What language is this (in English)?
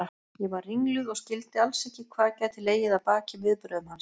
Icelandic